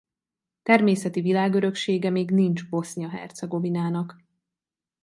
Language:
Hungarian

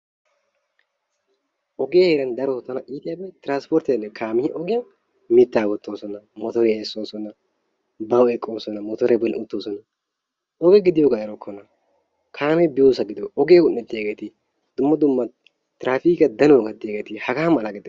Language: Wolaytta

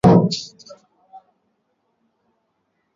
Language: Swahili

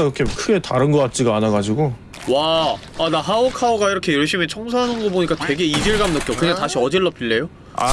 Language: Korean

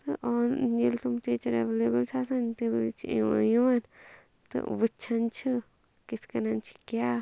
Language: Kashmiri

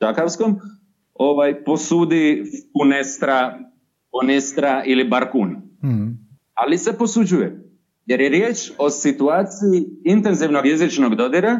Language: Croatian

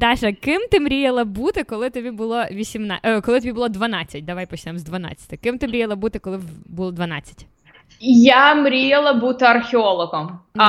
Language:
Ukrainian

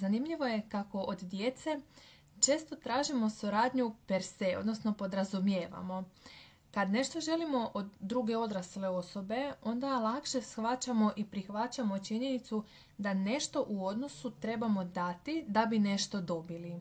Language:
Croatian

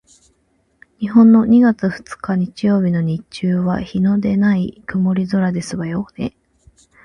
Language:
Japanese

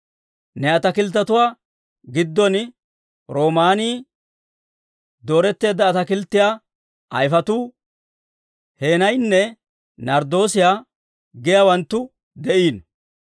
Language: Dawro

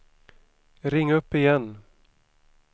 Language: Swedish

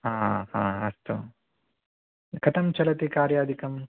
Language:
Sanskrit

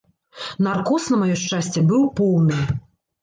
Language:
Belarusian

